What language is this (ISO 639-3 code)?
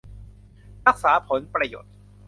tha